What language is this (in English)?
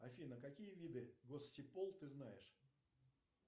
Russian